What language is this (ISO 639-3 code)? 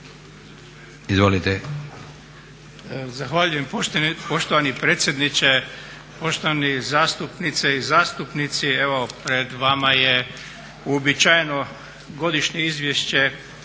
hrv